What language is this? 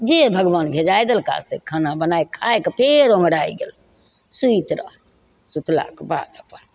Maithili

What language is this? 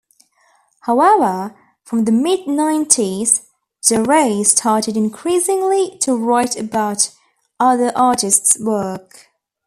English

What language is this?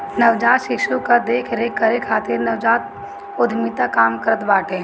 Bhojpuri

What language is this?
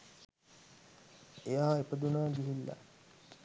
Sinhala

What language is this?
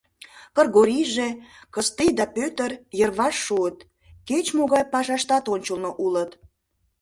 Mari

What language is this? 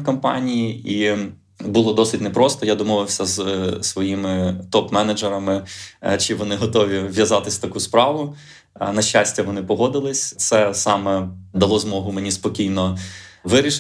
Ukrainian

